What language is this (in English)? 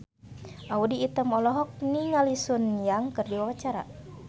Sundanese